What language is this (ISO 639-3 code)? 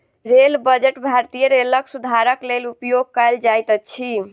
mai